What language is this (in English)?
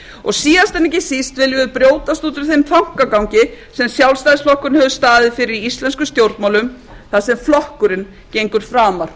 Icelandic